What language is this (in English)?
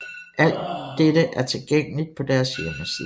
Danish